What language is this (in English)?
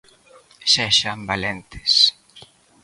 Galician